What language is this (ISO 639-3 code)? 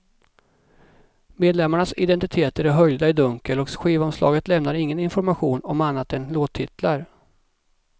swe